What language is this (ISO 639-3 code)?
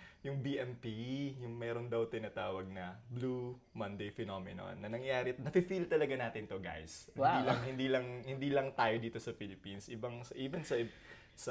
fil